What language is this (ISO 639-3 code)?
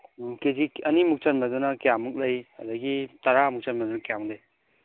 mni